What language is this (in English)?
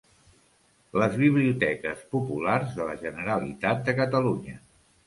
Catalan